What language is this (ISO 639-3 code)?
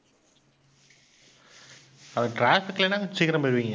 tam